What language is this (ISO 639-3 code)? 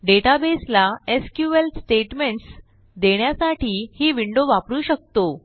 mar